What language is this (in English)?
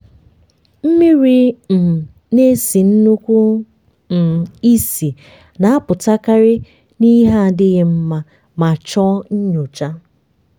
Igbo